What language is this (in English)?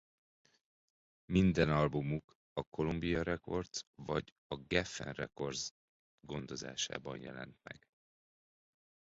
Hungarian